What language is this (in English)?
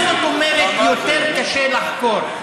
Hebrew